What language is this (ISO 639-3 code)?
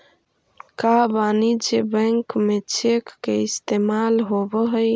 mag